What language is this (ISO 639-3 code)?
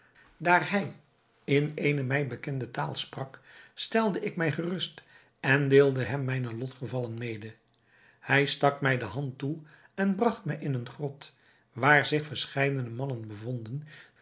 nld